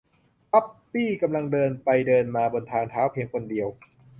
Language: Thai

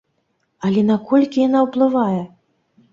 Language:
Belarusian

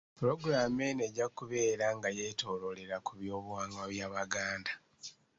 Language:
Ganda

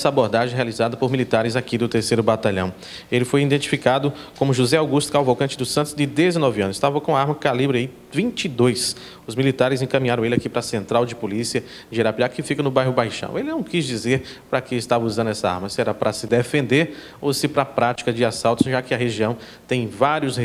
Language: Portuguese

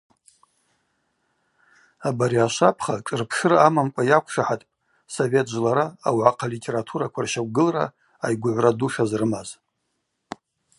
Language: Abaza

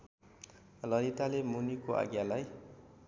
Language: Nepali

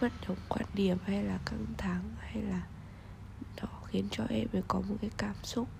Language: Vietnamese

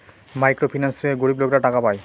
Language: Bangla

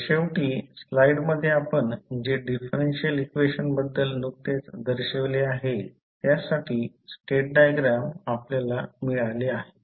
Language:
Marathi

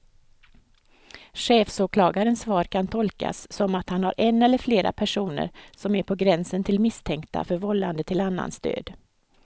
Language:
Swedish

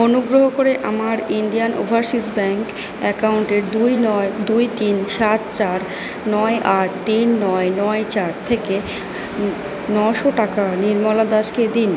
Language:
Bangla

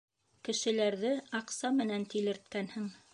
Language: Bashkir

